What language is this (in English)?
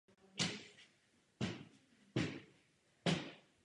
Czech